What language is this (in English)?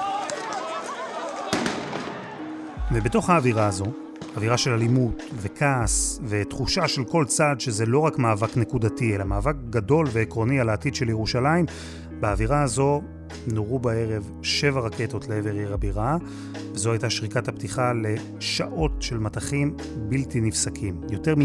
Hebrew